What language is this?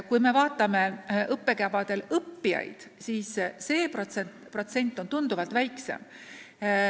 Estonian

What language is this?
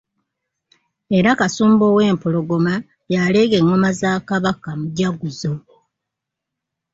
Ganda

